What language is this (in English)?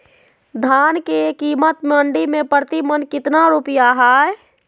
Magahi